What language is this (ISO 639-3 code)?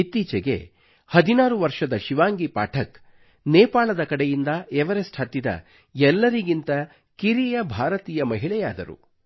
kan